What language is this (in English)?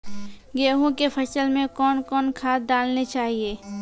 Maithili